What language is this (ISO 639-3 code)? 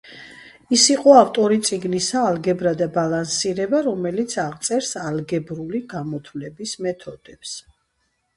kat